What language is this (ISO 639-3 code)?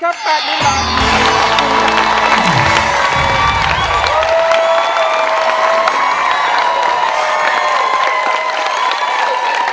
tha